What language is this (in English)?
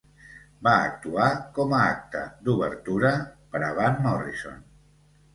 Catalan